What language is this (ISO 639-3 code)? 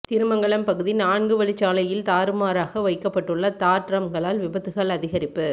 tam